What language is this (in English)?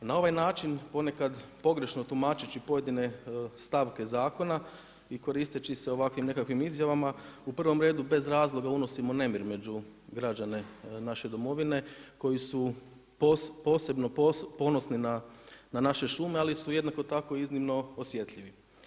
Croatian